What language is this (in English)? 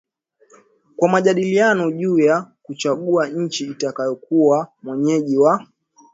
Swahili